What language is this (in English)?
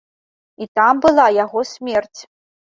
Belarusian